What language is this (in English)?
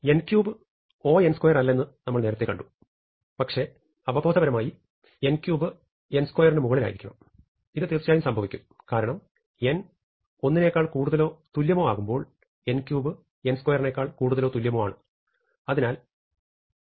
Malayalam